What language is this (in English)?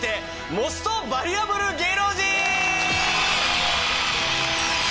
Japanese